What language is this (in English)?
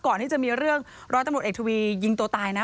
Thai